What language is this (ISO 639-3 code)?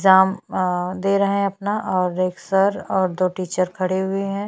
hin